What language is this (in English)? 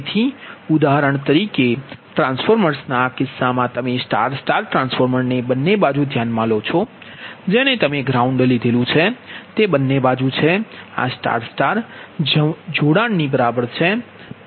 Gujarati